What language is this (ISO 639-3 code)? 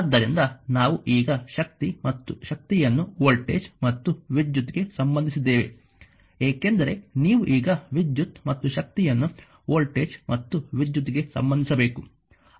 kan